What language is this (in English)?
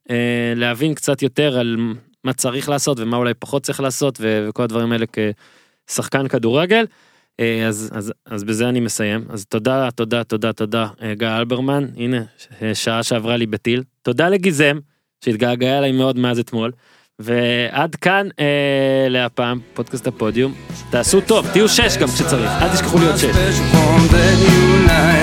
Hebrew